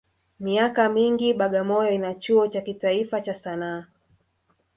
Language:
Swahili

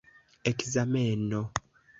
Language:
Esperanto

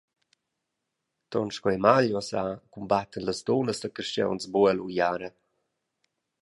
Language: Romansh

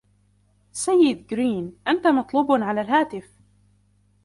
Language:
Arabic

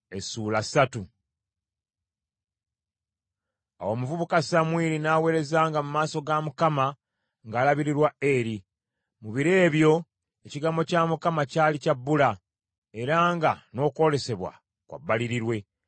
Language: Ganda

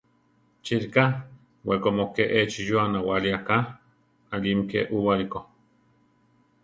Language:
Central Tarahumara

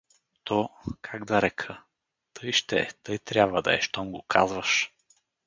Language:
Bulgarian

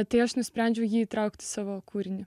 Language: Lithuanian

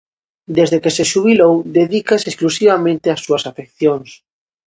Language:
Galician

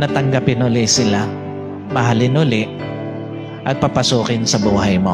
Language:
Filipino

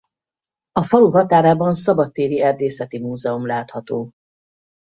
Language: Hungarian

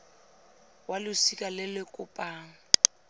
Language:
Tswana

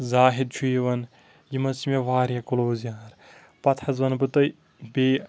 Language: Kashmiri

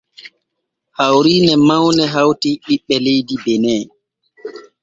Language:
Borgu Fulfulde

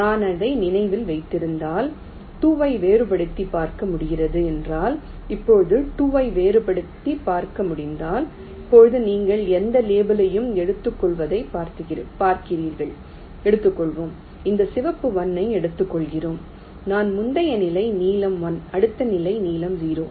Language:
Tamil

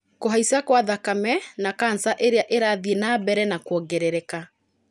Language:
Kikuyu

